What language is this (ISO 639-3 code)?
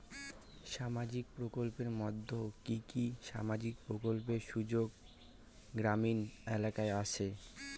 ben